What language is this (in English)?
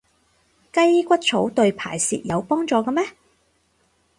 Cantonese